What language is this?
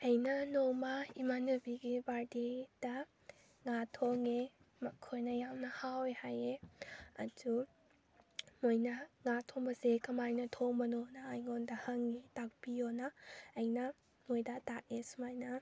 Manipuri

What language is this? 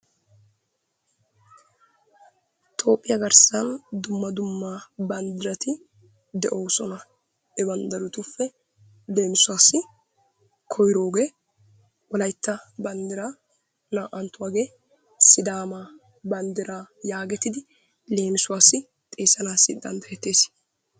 Wolaytta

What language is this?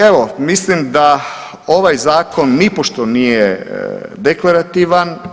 Croatian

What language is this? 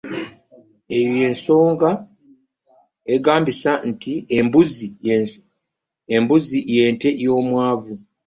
Ganda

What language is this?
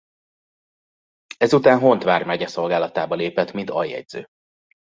Hungarian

